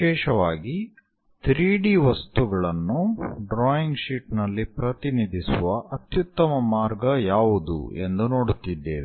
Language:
Kannada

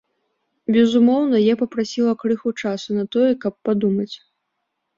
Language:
Belarusian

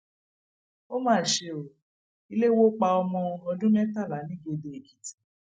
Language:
Yoruba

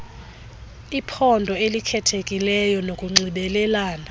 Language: Xhosa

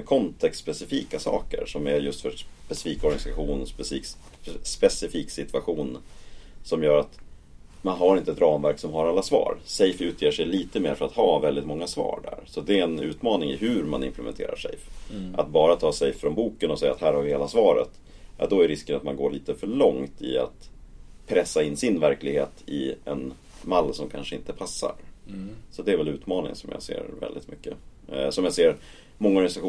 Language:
Swedish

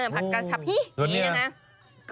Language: Thai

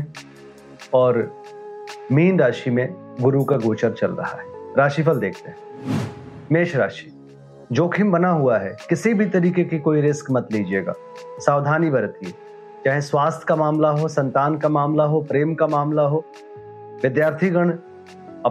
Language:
Hindi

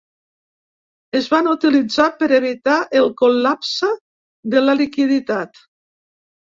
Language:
Catalan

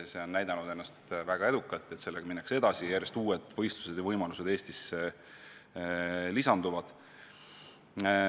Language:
Estonian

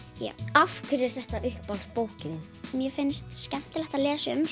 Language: Icelandic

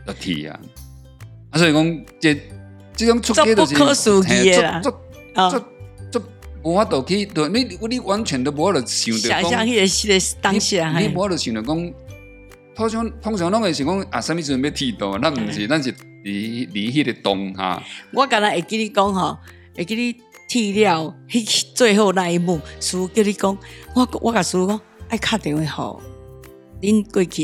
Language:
Chinese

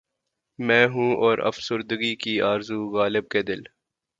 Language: Urdu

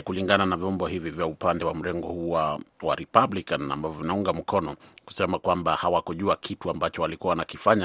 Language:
Swahili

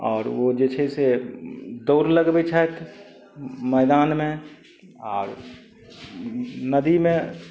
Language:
Maithili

